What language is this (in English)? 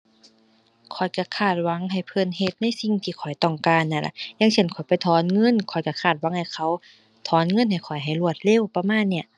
Thai